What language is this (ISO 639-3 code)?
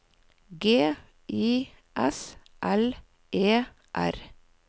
nor